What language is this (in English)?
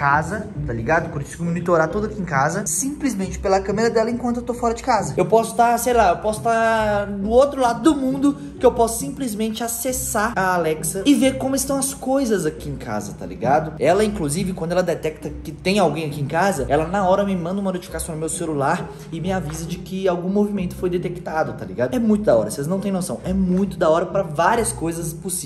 Portuguese